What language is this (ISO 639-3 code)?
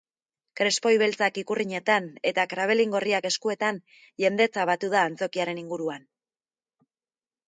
eus